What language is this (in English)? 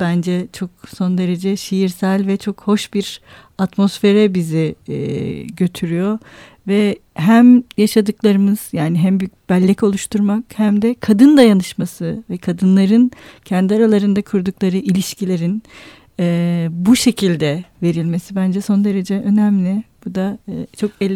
Turkish